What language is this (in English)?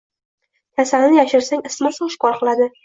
Uzbek